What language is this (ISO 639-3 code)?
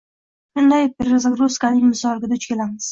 uzb